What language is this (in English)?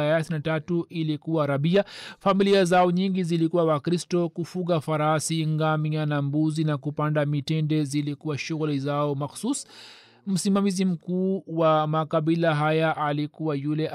Swahili